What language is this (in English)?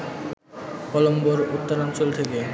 Bangla